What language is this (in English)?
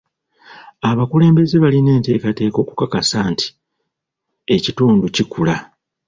Ganda